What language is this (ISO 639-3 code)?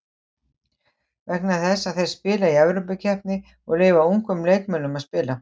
isl